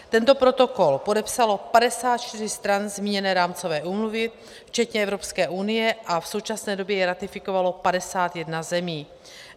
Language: Czech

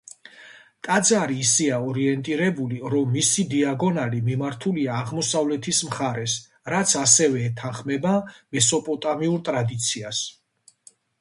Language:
Georgian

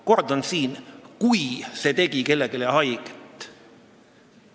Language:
Estonian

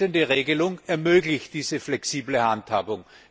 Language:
German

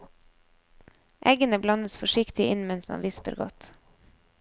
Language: Norwegian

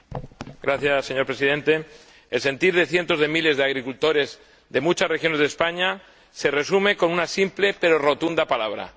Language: Spanish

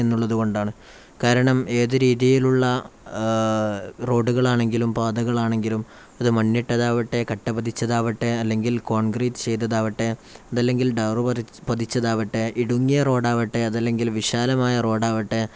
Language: Malayalam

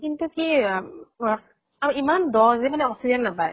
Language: Assamese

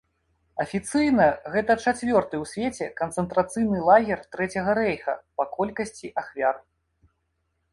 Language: Belarusian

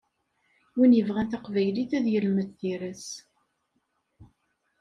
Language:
Kabyle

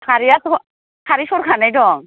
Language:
Bodo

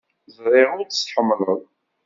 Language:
Kabyle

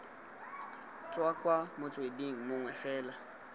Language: Tswana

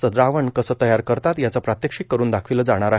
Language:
Marathi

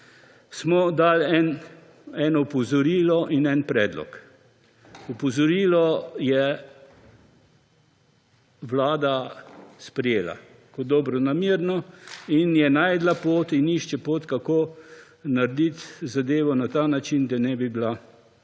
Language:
Slovenian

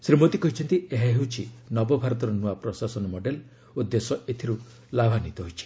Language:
Odia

